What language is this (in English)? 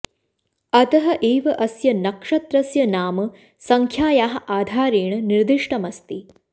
Sanskrit